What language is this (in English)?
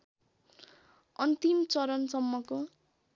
Nepali